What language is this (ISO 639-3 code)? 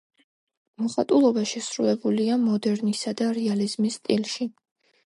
kat